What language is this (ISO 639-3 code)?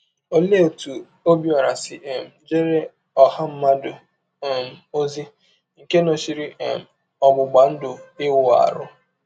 ibo